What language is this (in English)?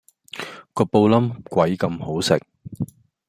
Cantonese